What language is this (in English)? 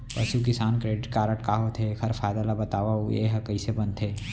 Chhattisgarhi